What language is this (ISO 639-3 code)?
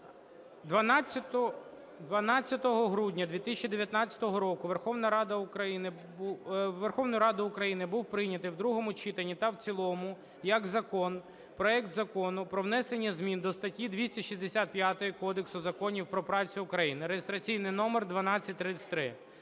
ukr